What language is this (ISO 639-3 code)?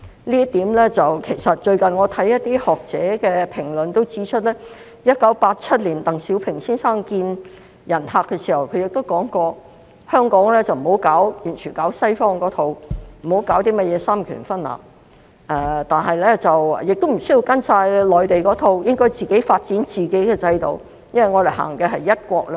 yue